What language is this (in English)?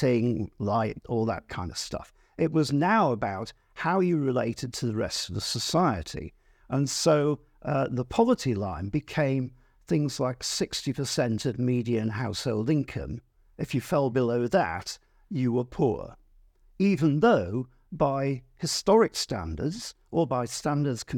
English